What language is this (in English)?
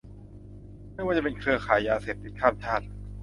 Thai